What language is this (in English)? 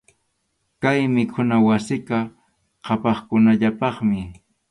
Arequipa-La Unión Quechua